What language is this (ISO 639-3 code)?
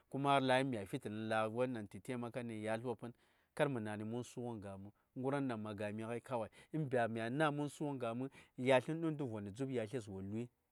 say